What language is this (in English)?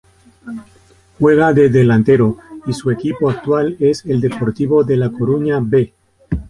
Spanish